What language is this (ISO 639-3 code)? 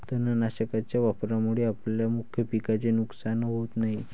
mar